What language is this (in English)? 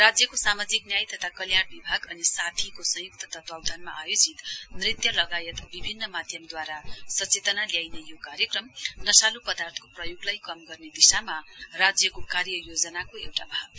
Nepali